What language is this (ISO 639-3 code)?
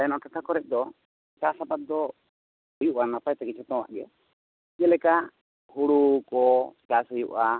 sat